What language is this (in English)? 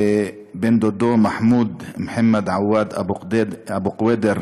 Hebrew